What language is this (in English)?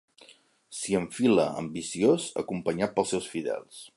Catalan